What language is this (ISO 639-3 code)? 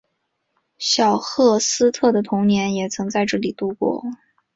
zho